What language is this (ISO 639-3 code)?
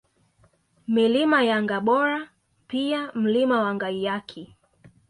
swa